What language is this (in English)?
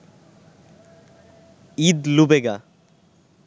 Bangla